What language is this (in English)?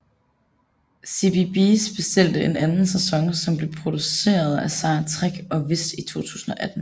Danish